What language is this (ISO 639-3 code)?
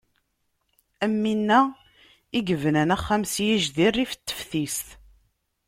kab